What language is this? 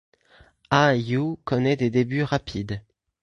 French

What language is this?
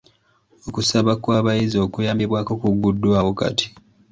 Ganda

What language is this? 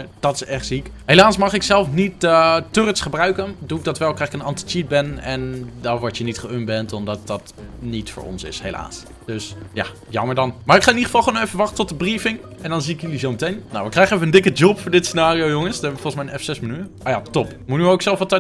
Dutch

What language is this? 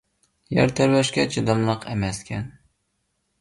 Uyghur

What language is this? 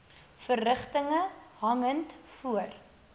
Afrikaans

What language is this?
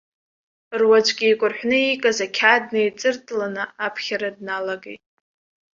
Abkhazian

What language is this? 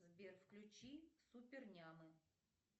Russian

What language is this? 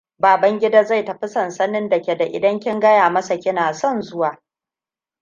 Hausa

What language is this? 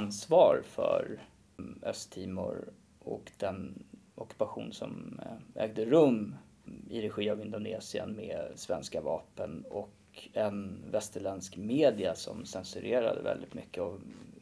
Swedish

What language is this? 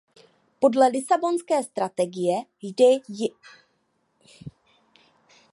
Czech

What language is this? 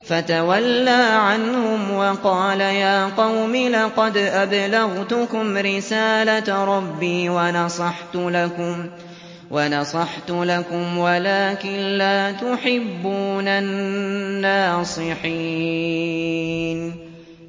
Arabic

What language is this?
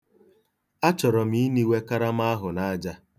Igbo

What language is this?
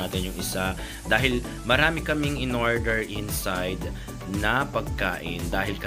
Filipino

